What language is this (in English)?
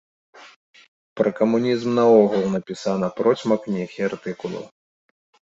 Belarusian